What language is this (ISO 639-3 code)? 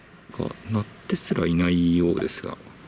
jpn